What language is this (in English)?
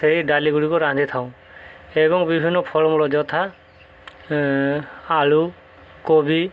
Odia